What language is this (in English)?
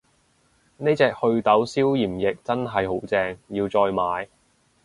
Cantonese